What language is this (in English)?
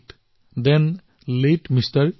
Assamese